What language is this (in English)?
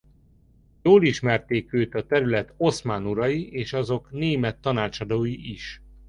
Hungarian